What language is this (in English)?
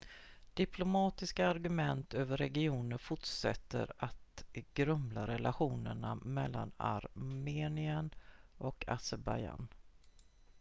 Swedish